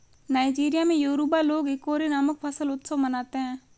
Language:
Hindi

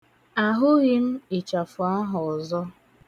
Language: Igbo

